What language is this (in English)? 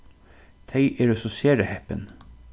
Faroese